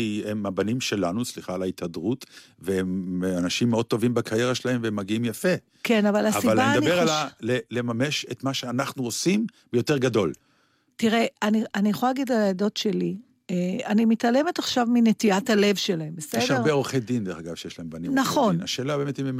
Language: Hebrew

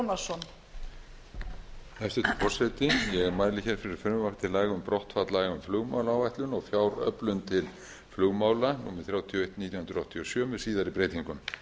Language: Icelandic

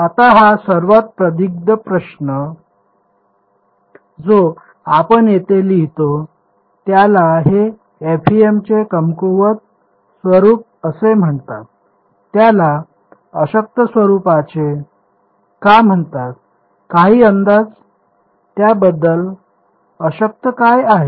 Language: Marathi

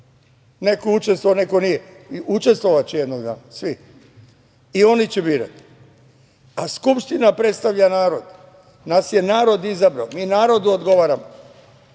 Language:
Serbian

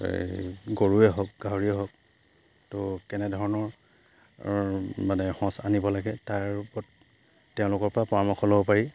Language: Assamese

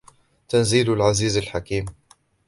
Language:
Arabic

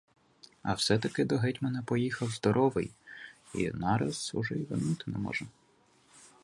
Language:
Ukrainian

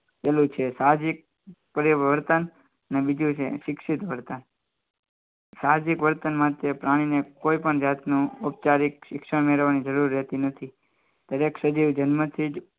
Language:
Gujarati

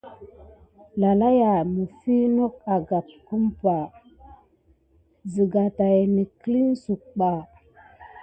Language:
Gidar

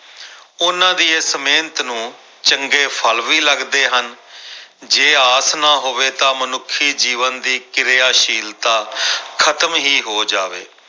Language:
Punjabi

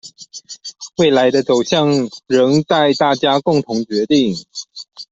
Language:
Chinese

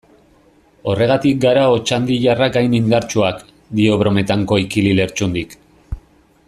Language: Basque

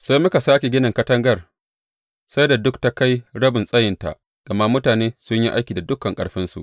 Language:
Hausa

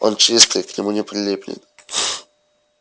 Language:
Russian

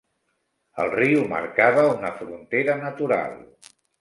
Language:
Catalan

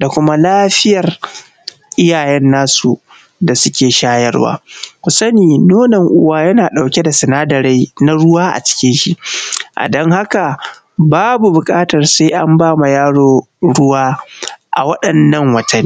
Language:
Hausa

